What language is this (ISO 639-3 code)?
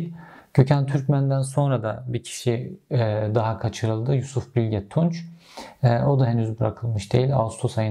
tur